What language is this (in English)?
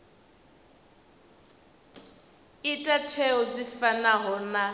Venda